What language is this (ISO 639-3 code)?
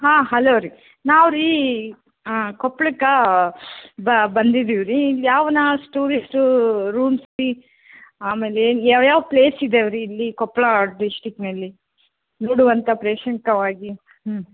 kan